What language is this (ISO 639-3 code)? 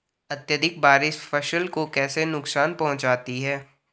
hin